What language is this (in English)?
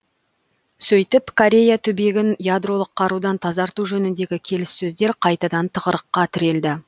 Kazakh